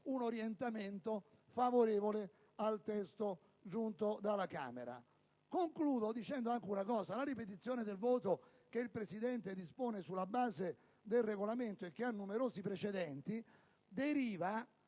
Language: Italian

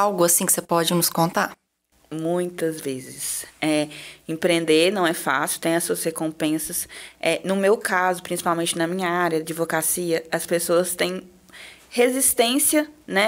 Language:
Portuguese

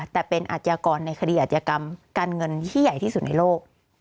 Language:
Thai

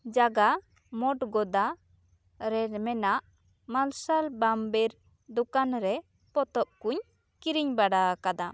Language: Santali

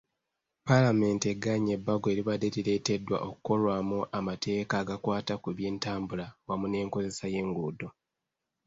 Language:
Ganda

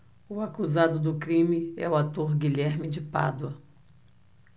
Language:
Portuguese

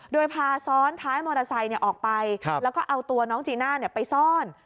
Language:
Thai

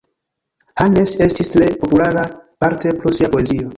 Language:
Esperanto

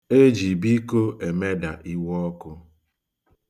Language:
Igbo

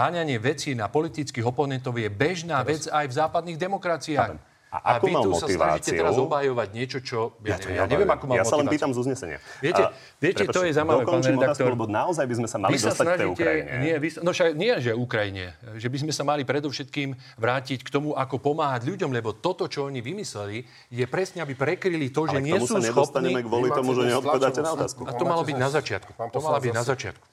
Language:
Slovak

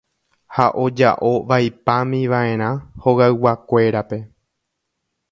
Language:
Guarani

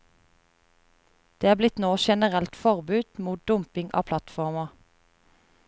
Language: Norwegian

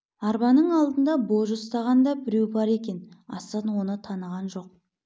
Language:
Kazakh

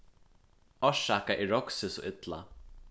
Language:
Faroese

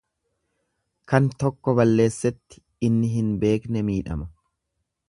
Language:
Oromo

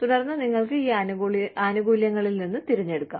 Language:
Malayalam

